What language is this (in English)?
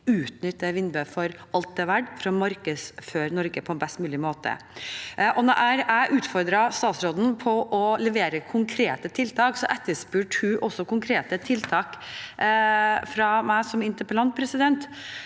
Norwegian